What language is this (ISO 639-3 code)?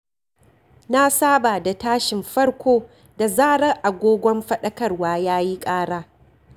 hau